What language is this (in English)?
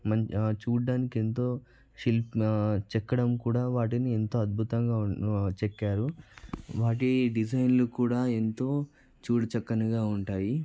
Telugu